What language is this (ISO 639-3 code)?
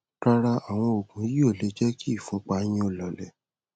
yor